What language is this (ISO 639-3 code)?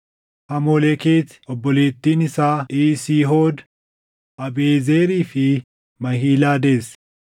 orm